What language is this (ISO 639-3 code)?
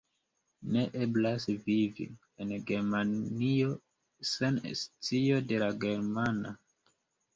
epo